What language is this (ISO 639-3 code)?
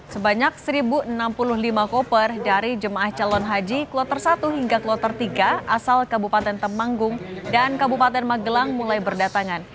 ind